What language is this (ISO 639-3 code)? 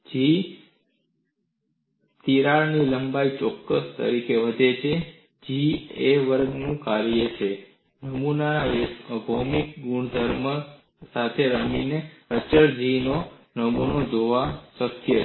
guj